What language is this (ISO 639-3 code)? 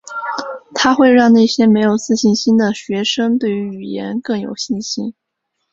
zho